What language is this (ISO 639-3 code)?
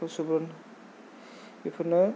brx